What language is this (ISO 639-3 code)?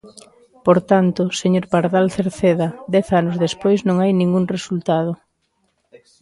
glg